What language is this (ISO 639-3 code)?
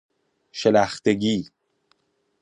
fas